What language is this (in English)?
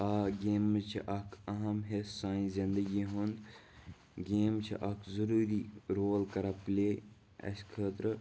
Kashmiri